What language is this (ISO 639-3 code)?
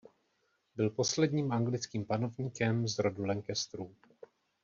ces